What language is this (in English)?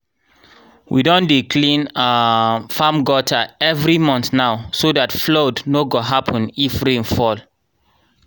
Nigerian Pidgin